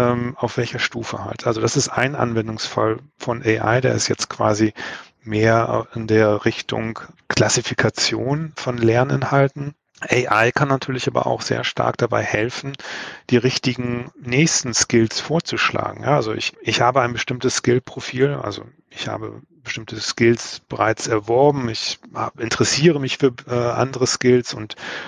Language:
German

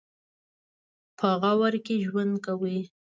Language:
Pashto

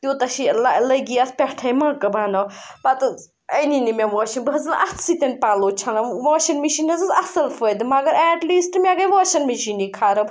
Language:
Kashmiri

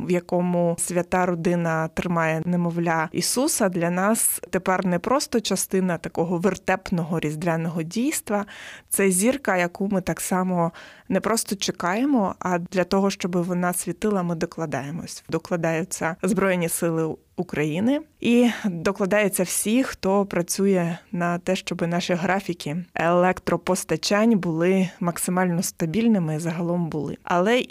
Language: Ukrainian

